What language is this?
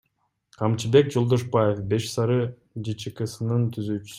Kyrgyz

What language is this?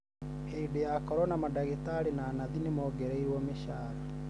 Kikuyu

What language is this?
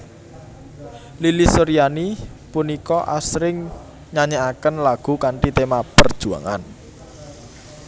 Javanese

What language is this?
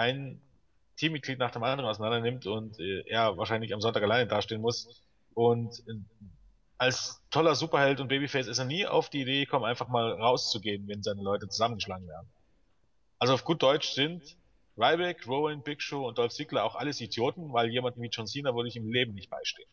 German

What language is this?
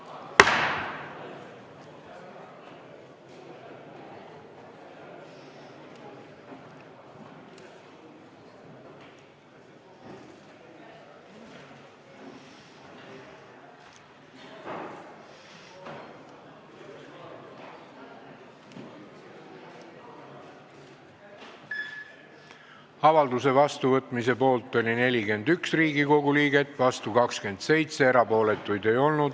Estonian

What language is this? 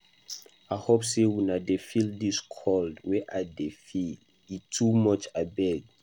Nigerian Pidgin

